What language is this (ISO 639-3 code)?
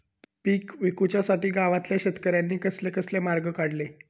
mar